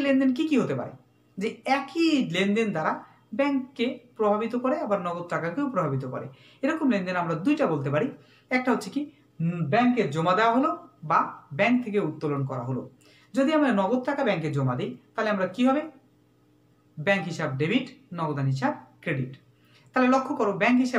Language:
Hindi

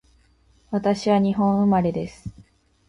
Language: Japanese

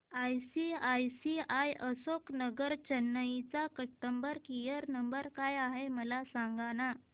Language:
Marathi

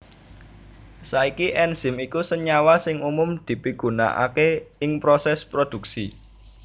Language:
Javanese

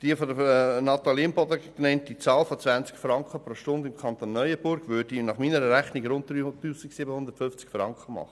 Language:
Swiss German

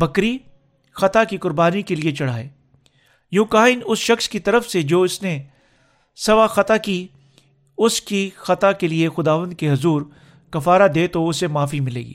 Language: Urdu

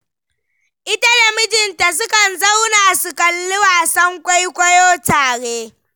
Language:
Hausa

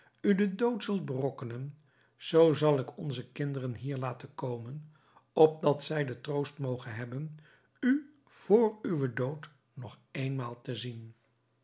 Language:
Dutch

